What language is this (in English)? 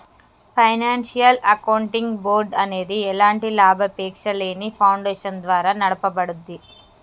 Telugu